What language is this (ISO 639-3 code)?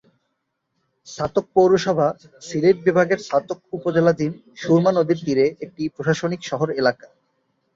ben